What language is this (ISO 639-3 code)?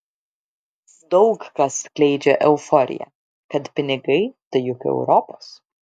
lit